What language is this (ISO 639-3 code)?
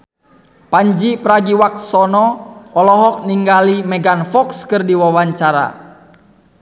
sun